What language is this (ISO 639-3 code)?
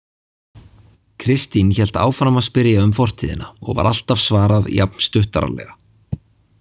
isl